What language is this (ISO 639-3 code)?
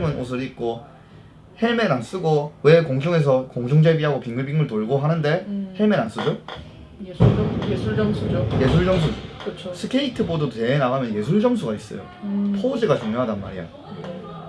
kor